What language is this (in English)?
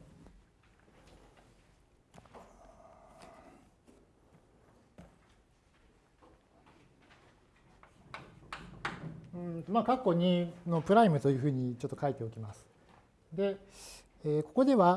Japanese